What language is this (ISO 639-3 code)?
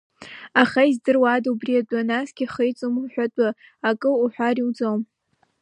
abk